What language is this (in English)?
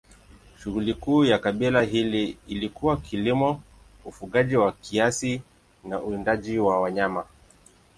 Swahili